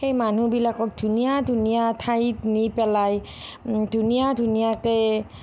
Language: Assamese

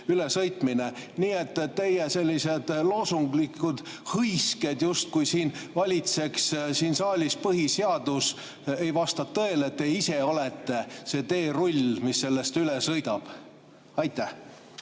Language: Estonian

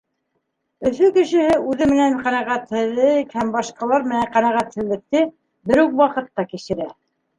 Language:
Bashkir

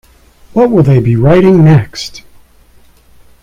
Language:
English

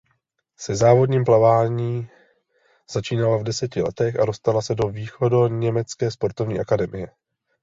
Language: Czech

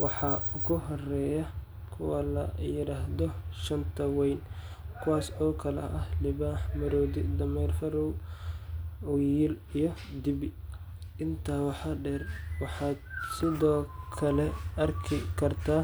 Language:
Somali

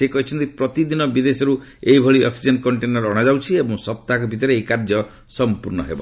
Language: Odia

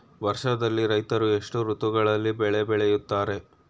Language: Kannada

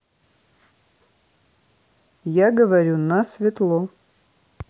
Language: Russian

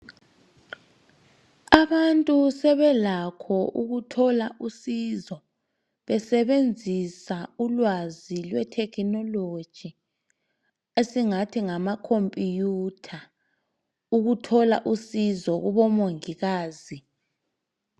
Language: North Ndebele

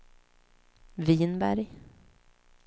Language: Swedish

